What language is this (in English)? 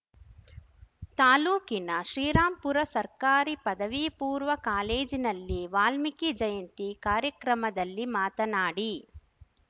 Kannada